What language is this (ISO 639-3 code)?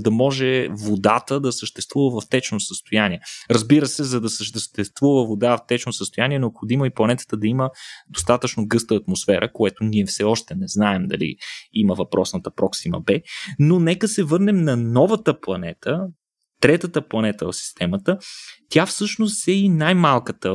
bul